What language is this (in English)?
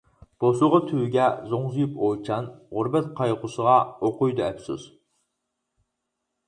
Uyghur